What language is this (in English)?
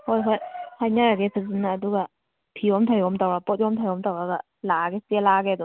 Manipuri